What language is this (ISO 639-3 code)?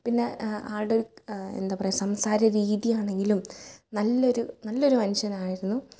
mal